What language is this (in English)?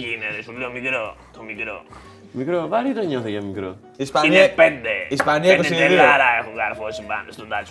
Greek